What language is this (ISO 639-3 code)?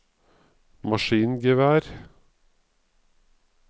nor